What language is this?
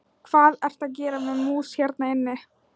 Icelandic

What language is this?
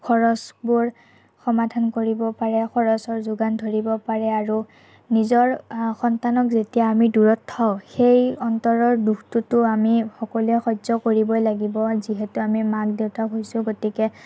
Assamese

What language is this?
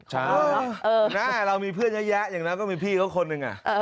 Thai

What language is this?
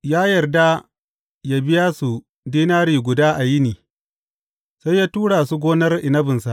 Hausa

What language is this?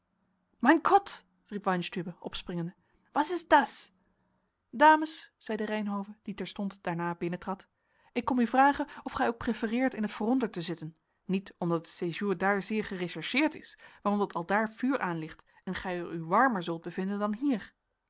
Dutch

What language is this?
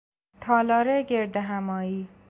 Persian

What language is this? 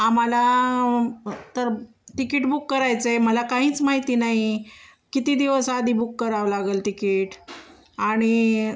Marathi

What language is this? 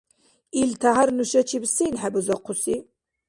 Dargwa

